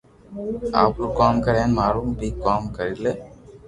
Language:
Loarki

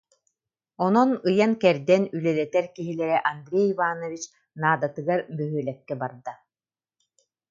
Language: Yakut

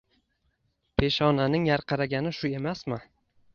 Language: Uzbek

